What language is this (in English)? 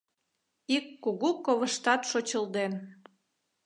Mari